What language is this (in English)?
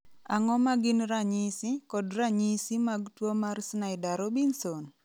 Luo (Kenya and Tanzania)